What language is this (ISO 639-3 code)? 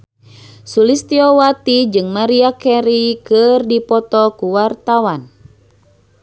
sun